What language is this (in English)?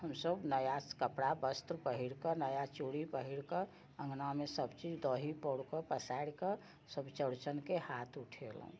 Maithili